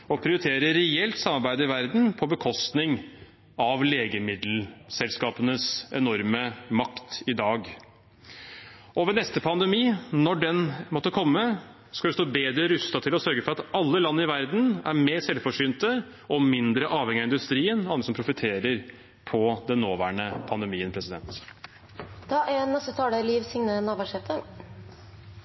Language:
Norwegian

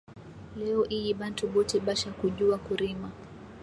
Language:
Swahili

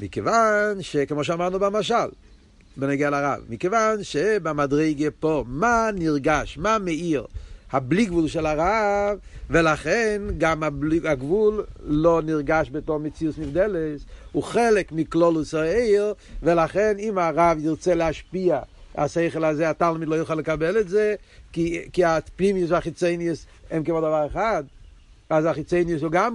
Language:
Hebrew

